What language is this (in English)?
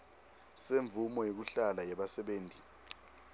Swati